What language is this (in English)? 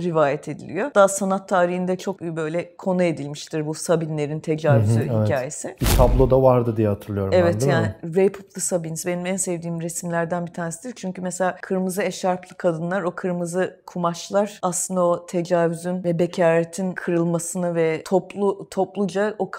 Turkish